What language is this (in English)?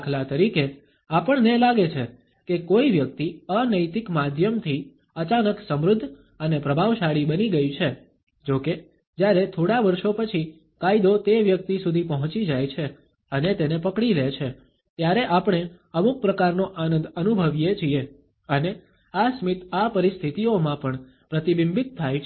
Gujarati